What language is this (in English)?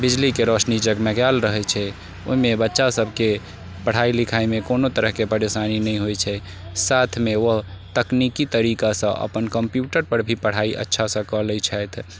Maithili